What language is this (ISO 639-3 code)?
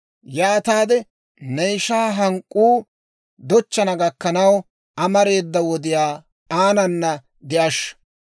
dwr